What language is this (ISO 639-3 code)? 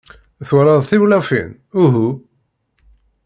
kab